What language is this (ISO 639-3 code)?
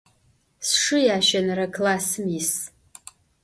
ady